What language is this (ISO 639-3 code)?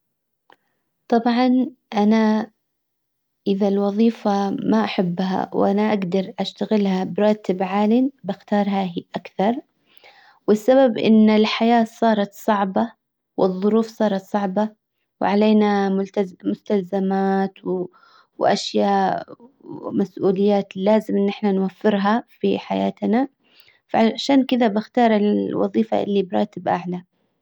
acw